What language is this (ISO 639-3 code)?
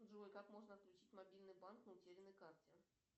rus